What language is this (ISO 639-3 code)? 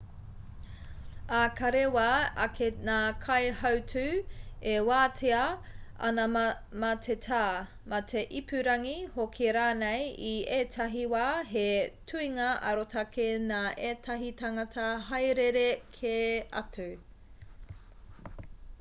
mri